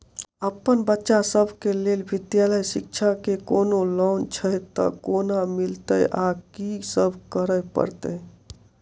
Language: Maithili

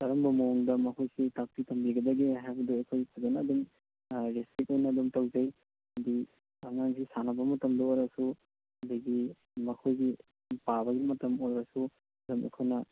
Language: Manipuri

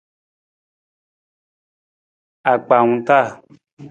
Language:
Nawdm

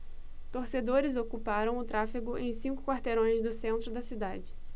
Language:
Portuguese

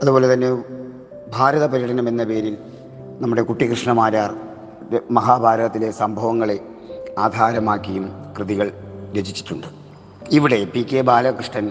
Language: Malayalam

